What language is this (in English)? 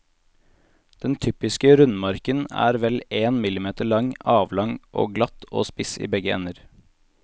Norwegian